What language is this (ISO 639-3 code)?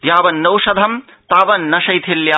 san